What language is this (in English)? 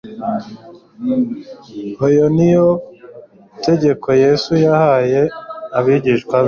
Kinyarwanda